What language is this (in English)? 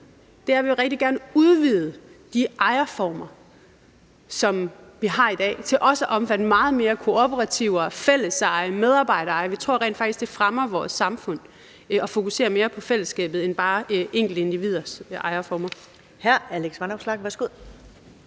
Danish